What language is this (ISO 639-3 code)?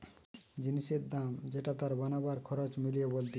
ben